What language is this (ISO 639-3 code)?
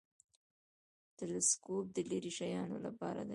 pus